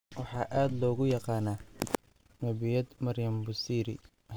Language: Somali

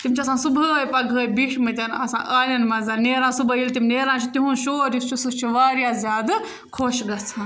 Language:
Kashmiri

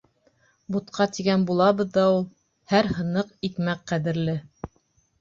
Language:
Bashkir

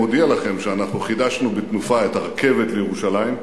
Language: Hebrew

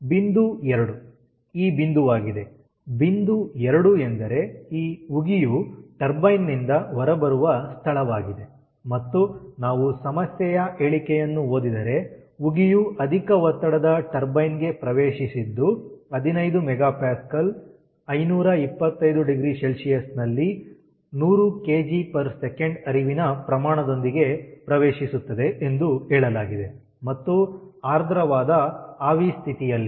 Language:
Kannada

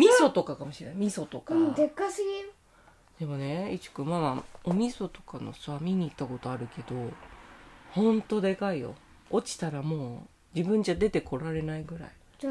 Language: Japanese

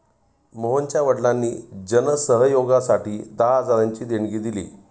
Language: Marathi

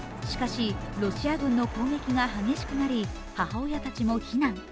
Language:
Japanese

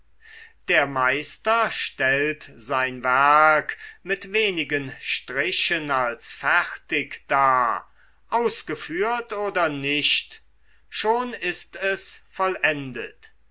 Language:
German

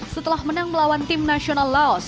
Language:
Indonesian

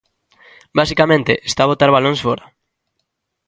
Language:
Galician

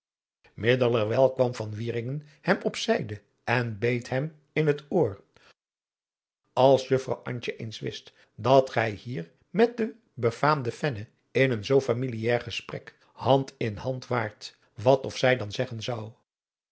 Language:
Dutch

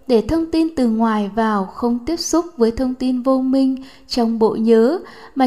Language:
Vietnamese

